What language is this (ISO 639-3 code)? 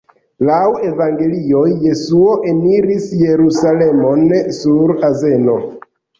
epo